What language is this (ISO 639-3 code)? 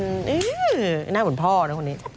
tha